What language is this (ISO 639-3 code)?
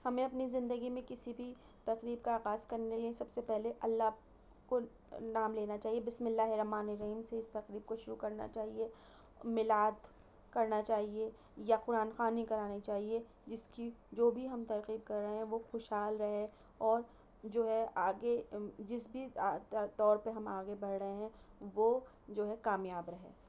urd